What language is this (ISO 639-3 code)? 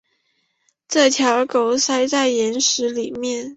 zho